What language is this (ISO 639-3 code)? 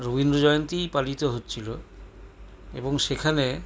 ben